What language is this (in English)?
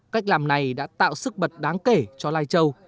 Vietnamese